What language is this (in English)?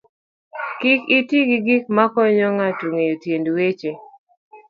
Luo (Kenya and Tanzania)